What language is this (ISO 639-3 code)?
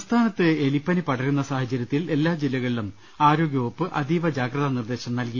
mal